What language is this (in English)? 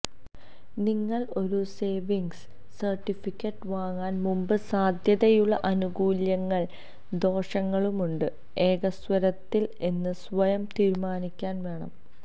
Malayalam